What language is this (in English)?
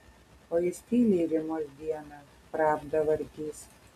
Lithuanian